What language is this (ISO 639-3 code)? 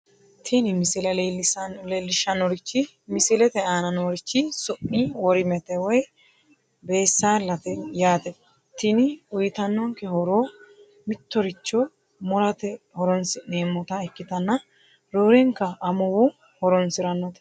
sid